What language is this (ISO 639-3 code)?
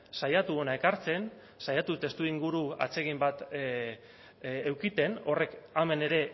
eus